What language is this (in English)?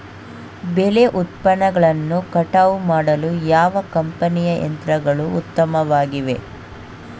Kannada